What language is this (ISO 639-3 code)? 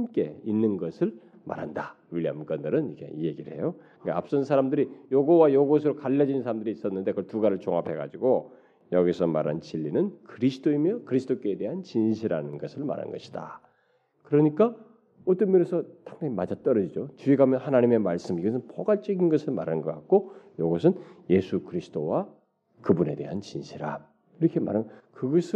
kor